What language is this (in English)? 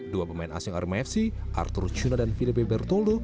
Indonesian